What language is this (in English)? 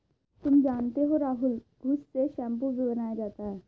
Hindi